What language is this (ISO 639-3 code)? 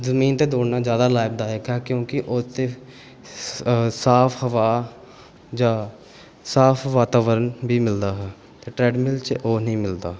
pan